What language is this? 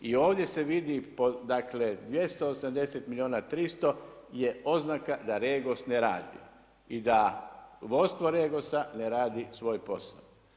Croatian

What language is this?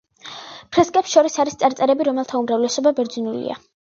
Georgian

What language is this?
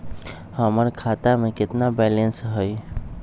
Magahi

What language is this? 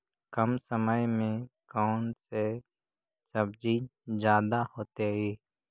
Magahi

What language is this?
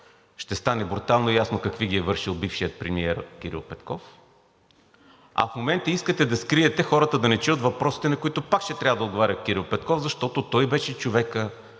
Bulgarian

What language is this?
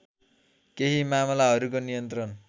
Nepali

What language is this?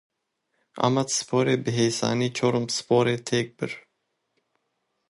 Kurdish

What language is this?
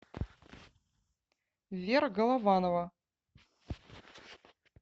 Russian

